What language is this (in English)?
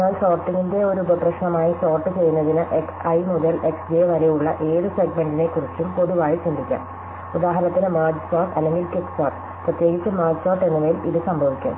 Malayalam